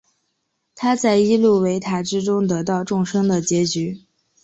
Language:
Chinese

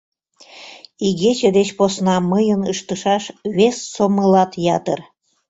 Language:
Mari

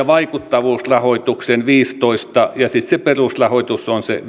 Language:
Finnish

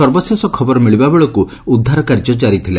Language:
Odia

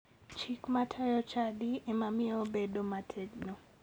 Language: Luo (Kenya and Tanzania)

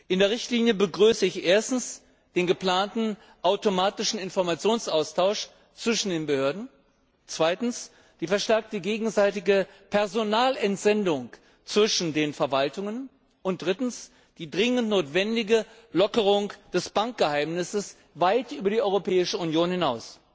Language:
German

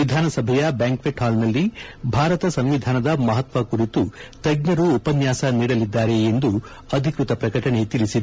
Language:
Kannada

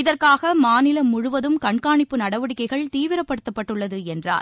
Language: Tamil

